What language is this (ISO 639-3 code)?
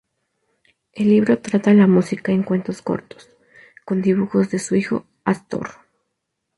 spa